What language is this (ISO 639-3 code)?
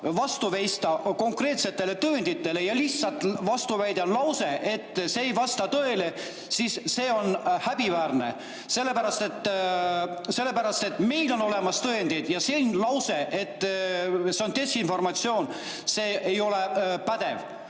est